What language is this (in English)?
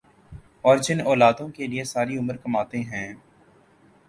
Urdu